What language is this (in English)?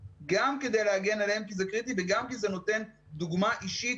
Hebrew